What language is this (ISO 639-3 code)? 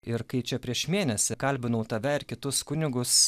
lit